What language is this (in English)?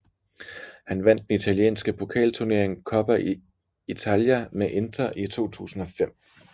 Danish